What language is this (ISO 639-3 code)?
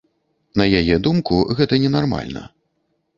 bel